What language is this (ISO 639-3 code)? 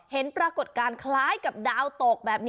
tha